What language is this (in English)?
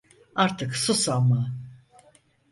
Turkish